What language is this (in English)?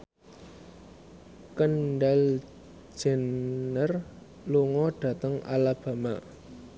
Javanese